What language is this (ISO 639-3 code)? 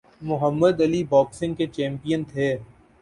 urd